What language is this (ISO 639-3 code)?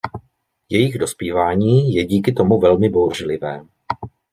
ces